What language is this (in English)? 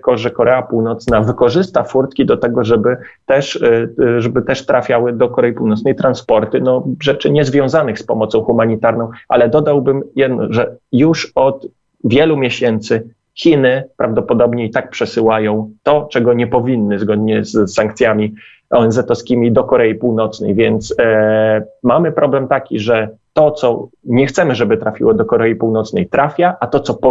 Polish